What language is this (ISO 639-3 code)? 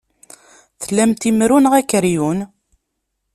kab